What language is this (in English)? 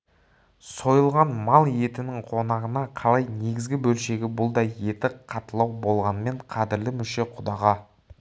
Kazakh